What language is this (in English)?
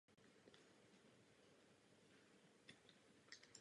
Czech